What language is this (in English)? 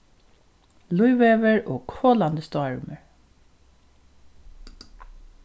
Faroese